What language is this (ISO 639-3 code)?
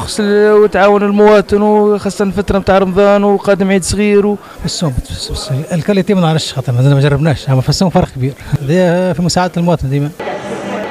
ara